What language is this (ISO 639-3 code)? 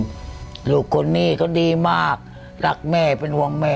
tha